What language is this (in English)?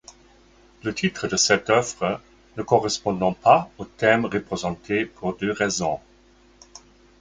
French